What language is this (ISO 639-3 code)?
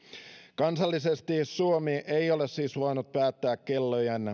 fin